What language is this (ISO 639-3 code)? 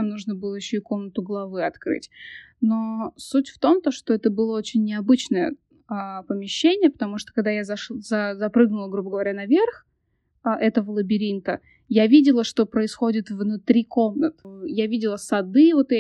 rus